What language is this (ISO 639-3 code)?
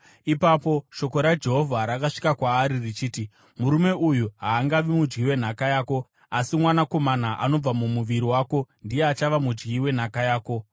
sna